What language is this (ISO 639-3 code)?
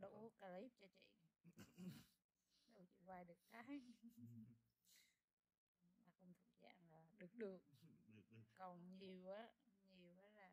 vie